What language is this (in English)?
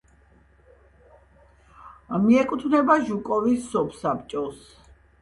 Georgian